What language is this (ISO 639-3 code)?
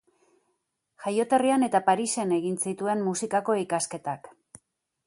eus